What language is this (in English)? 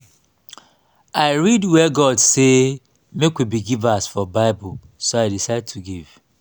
Nigerian Pidgin